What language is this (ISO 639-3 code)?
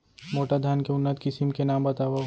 hne